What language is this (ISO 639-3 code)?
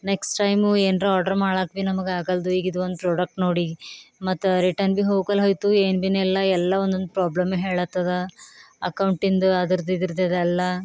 kan